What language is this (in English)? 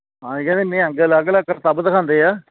Punjabi